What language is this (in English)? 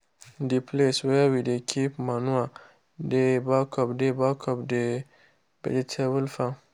Nigerian Pidgin